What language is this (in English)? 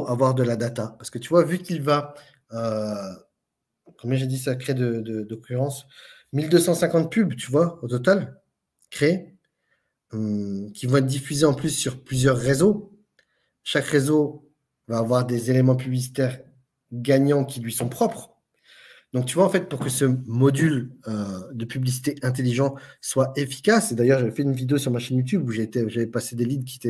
French